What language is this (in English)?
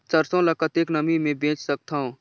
Chhattisgarhi